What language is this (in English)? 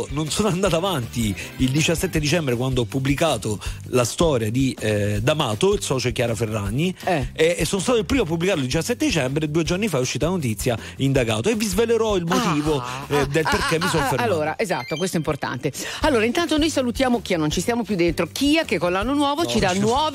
Italian